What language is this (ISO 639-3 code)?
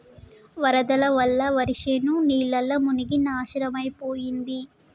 tel